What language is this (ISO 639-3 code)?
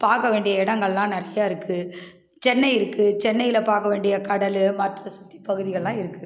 tam